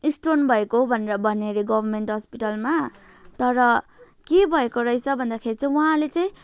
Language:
Nepali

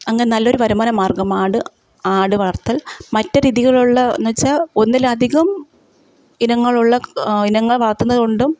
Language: Malayalam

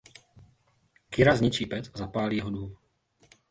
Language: Czech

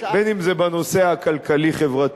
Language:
Hebrew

